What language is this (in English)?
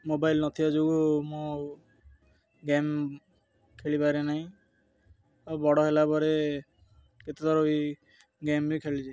Odia